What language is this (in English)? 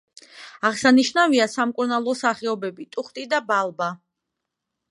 Georgian